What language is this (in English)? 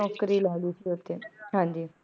Punjabi